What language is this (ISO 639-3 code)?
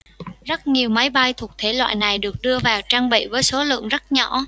vie